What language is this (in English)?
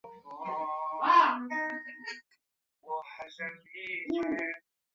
Chinese